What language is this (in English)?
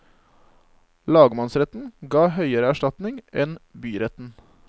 Norwegian